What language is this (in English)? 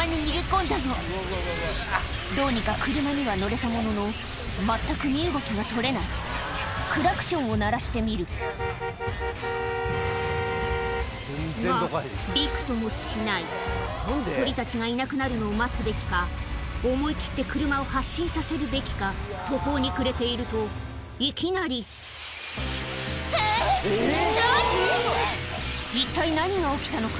Japanese